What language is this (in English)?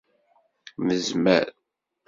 Kabyle